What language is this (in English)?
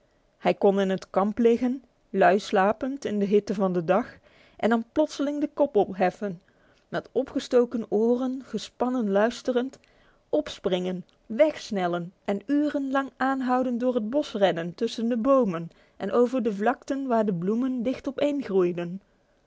Dutch